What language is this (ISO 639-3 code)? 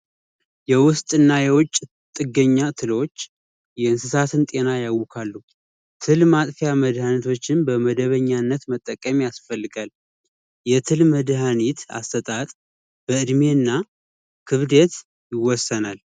amh